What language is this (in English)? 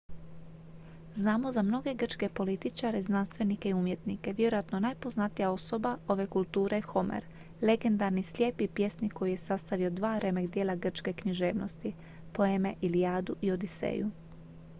Croatian